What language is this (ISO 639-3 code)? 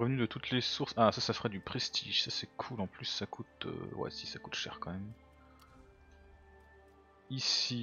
fra